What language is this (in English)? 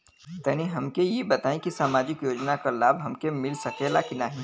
Bhojpuri